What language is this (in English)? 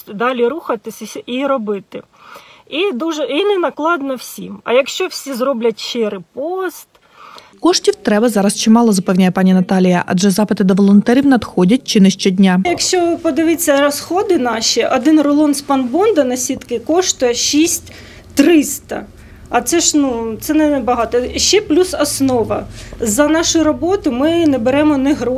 Ukrainian